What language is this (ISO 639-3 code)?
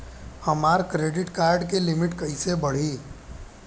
bho